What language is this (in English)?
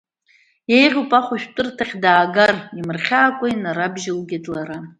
Abkhazian